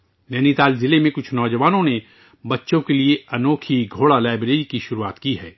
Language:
Urdu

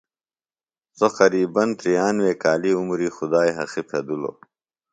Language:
Phalura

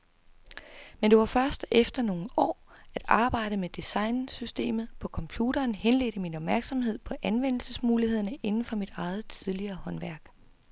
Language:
Danish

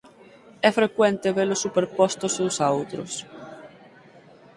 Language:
Galician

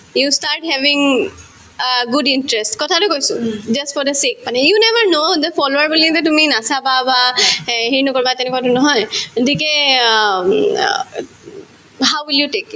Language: Assamese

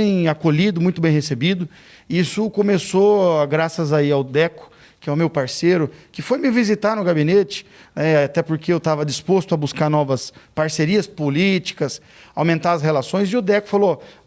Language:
Portuguese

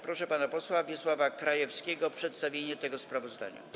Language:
Polish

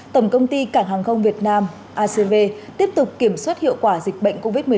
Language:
Vietnamese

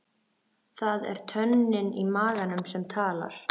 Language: Icelandic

